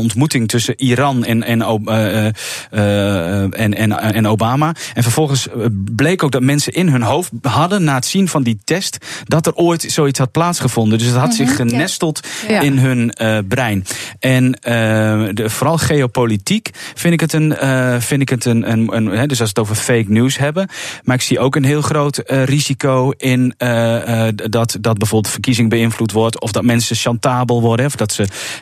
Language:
Dutch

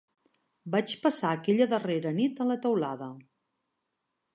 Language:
Catalan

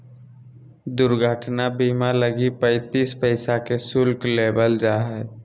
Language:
Magahi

